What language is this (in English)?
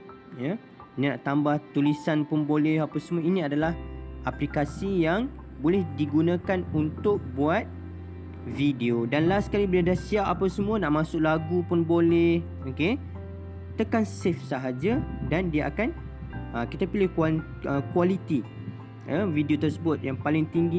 Malay